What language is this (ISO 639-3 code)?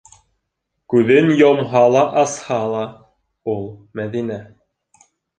bak